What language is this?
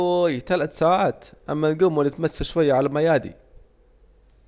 Saidi Arabic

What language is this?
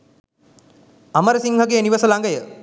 Sinhala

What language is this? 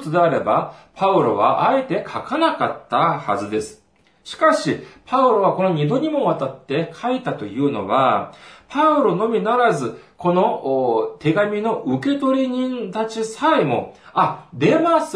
Japanese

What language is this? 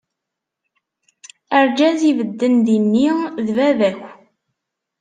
Kabyle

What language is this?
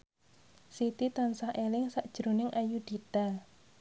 Javanese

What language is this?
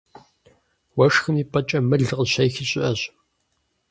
Kabardian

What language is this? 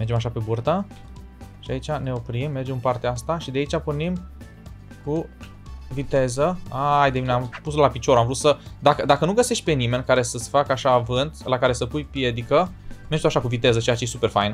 Romanian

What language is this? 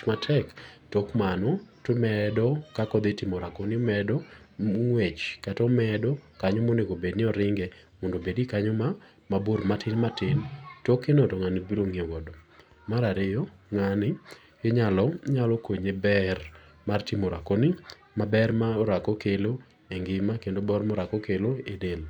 Luo (Kenya and Tanzania)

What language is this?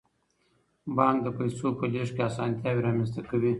Pashto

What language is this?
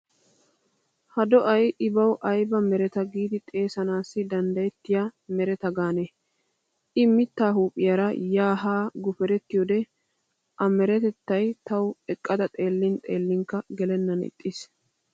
Wolaytta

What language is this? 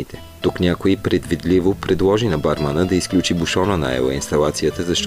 Bulgarian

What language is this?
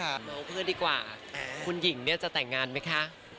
Thai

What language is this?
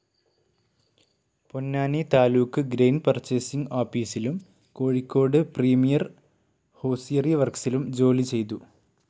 Malayalam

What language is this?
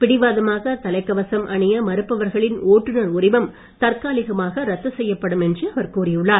Tamil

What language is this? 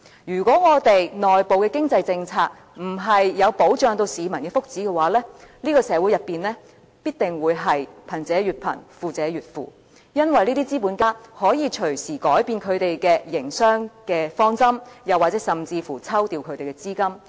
Cantonese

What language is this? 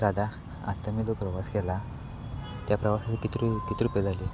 Marathi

